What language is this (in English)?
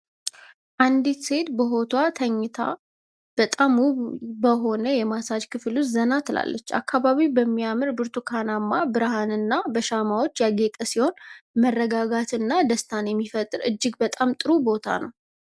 Amharic